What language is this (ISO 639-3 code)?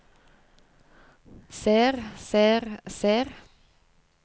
nor